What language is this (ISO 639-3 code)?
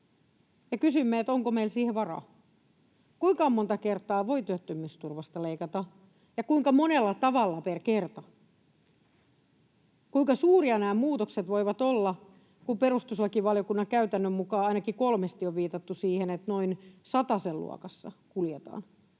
fin